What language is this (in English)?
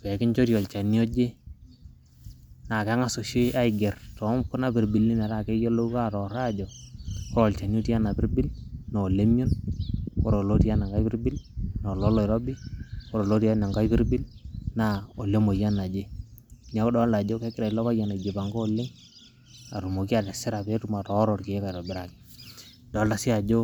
Masai